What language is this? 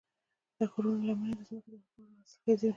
Pashto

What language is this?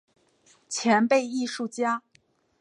Chinese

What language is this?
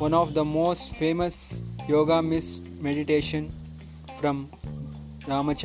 Kannada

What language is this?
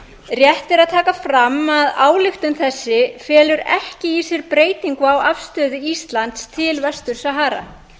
Icelandic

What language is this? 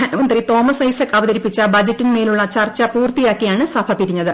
Malayalam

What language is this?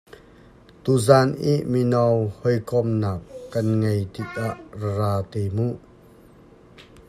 Hakha Chin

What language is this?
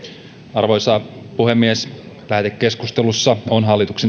Finnish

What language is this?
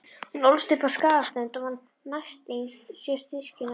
Icelandic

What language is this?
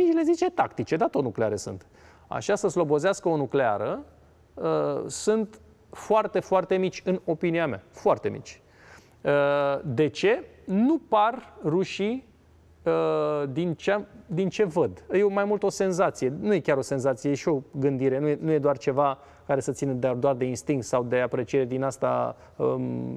Romanian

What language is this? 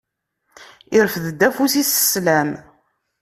Kabyle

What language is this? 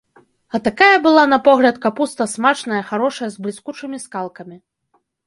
Belarusian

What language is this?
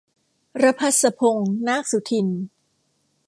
Thai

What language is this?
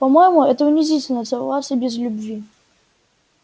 Russian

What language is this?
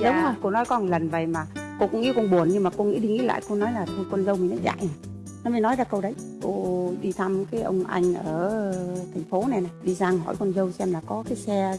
Vietnamese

